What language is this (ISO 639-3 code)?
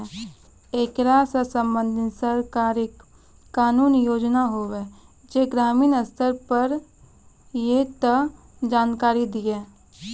mai